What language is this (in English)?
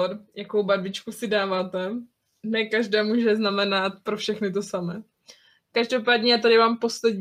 Czech